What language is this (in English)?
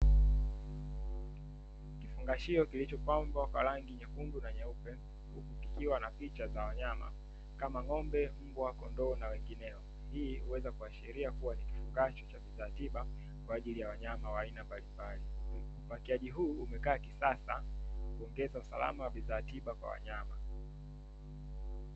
Swahili